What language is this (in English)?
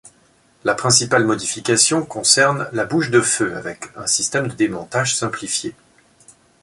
French